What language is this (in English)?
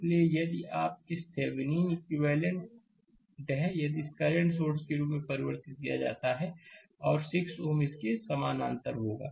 Hindi